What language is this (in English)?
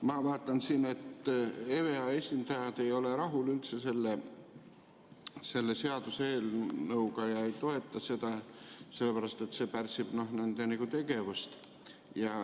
Estonian